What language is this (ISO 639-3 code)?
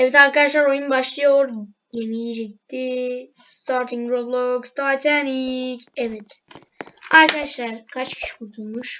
tur